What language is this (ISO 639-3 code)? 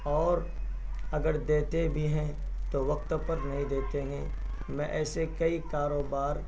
urd